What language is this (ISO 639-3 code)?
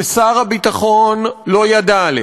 heb